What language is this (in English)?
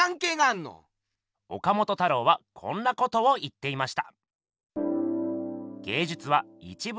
Japanese